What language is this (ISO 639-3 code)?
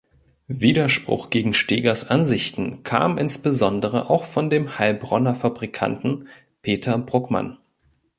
deu